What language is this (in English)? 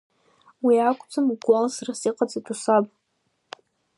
Abkhazian